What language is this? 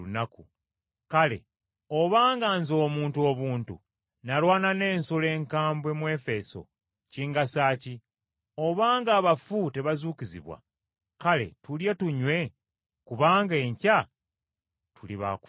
Ganda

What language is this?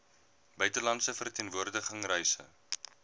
Afrikaans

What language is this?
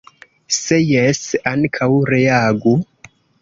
Esperanto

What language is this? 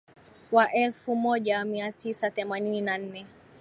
Swahili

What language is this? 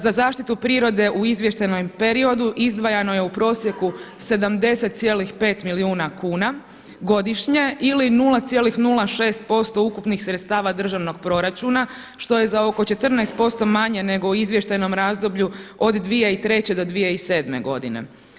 Croatian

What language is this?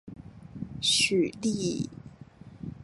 Chinese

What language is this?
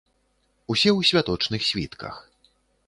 Belarusian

